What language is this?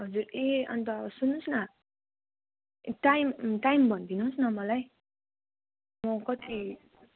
Nepali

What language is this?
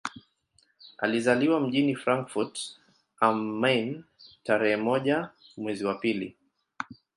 Swahili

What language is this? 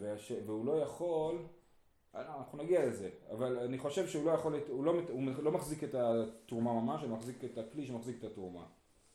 Hebrew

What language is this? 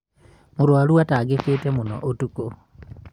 Kikuyu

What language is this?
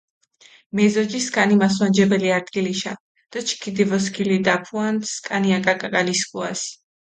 Mingrelian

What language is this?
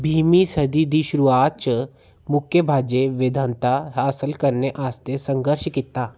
Dogri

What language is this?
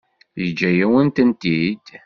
Kabyle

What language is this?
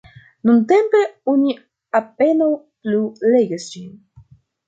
Esperanto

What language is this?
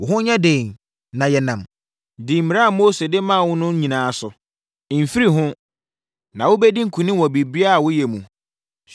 Akan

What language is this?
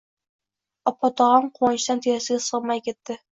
Uzbek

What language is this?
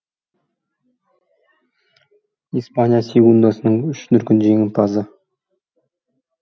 Kazakh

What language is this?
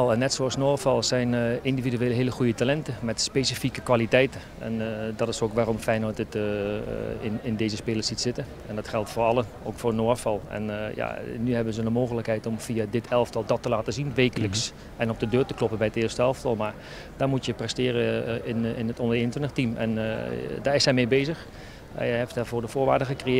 Dutch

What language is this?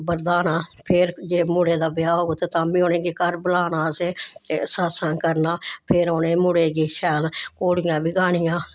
Dogri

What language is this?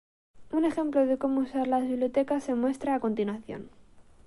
Spanish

